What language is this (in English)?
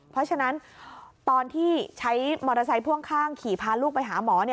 Thai